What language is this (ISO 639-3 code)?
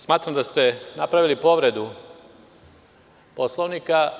srp